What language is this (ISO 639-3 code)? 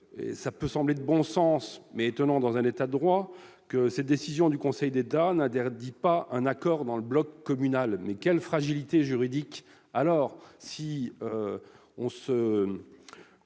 fra